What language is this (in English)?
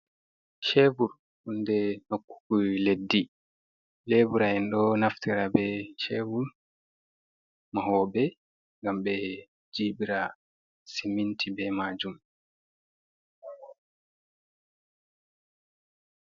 Fula